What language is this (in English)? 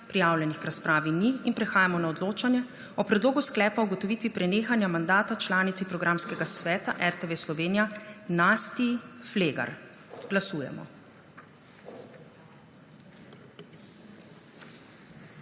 Slovenian